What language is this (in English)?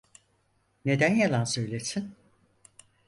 Turkish